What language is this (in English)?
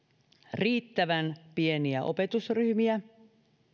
Finnish